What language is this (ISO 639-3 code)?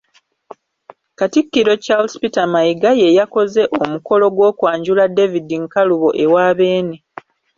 lug